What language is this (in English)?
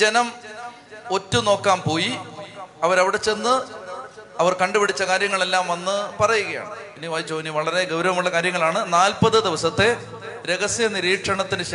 Malayalam